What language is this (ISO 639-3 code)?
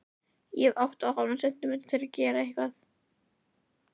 isl